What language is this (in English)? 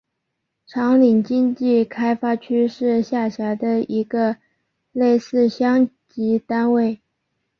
Chinese